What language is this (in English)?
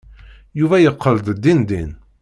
Kabyle